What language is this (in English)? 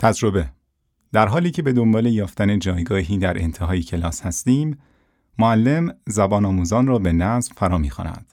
Persian